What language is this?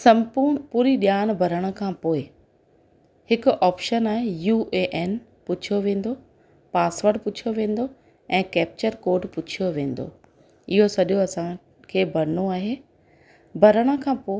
Sindhi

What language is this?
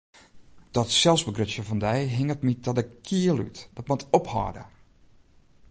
Western Frisian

